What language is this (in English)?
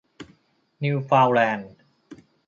Thai